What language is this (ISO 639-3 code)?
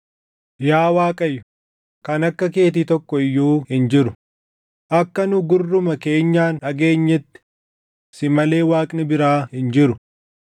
orm